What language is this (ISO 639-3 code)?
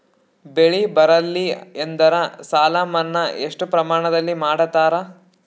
kan